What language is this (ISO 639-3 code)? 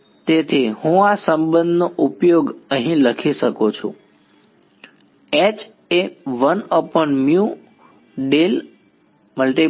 guj